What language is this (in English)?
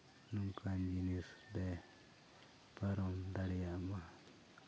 Santali